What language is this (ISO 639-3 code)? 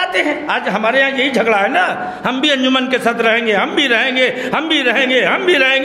hin